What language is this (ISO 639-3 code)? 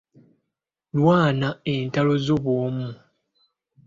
lug